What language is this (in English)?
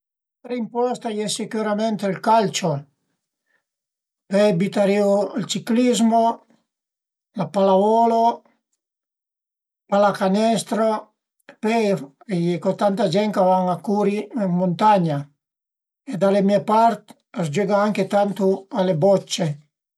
Piedmontese